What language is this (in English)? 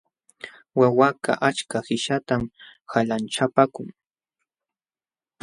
Jauja Wanca Quechua